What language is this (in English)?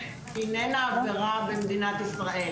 Hebrew